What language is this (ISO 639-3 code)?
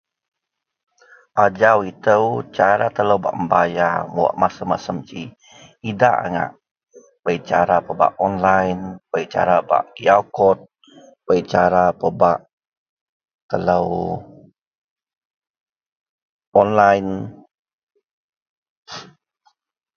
mel